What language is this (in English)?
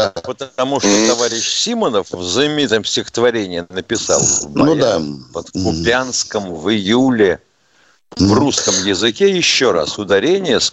Russian